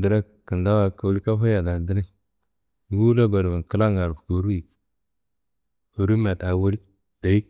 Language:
Kanembu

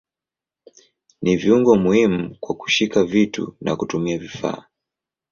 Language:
Swahili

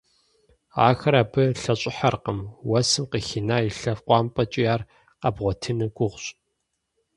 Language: Kabardian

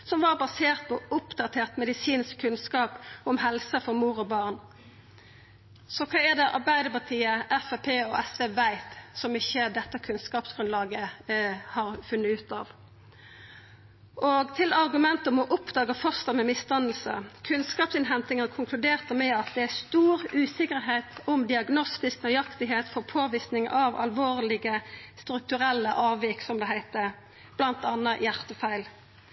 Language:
Norwegian Nynorsk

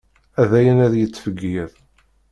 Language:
Kabyle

